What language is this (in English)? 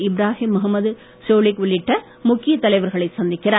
Tamil